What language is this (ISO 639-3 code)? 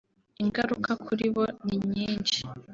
kin